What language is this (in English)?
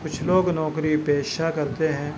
Urdu